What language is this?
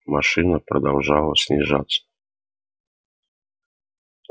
Russian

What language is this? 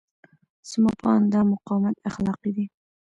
Pashto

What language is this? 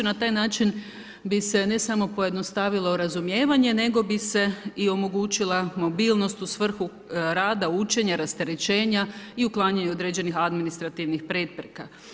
Croatian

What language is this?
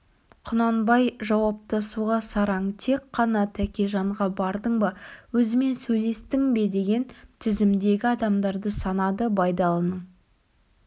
Kazakh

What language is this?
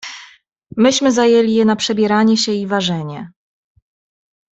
Polish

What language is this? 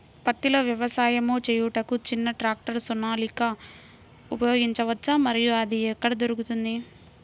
Telugu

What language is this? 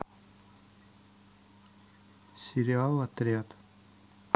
Russian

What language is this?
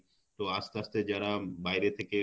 Bangla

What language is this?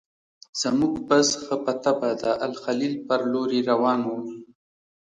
Pashto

